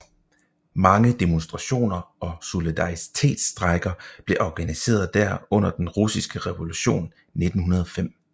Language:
Danish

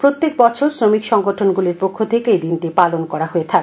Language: Bangla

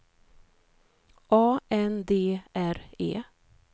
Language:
Swedish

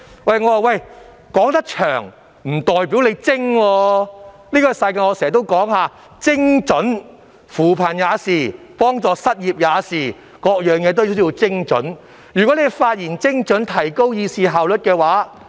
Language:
Cantonese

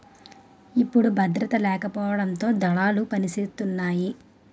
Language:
Telugu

